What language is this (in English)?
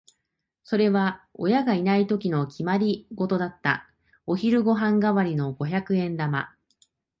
Japanese